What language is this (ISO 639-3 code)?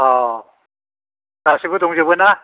brx